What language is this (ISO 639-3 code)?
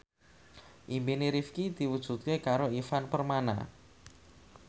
jav